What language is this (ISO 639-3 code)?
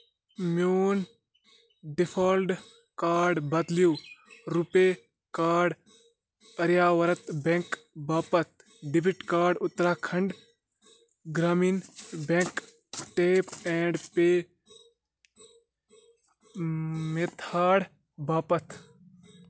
kas